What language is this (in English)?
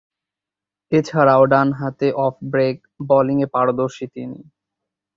Bangla